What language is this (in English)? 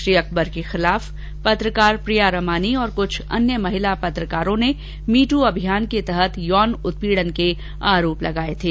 Hindi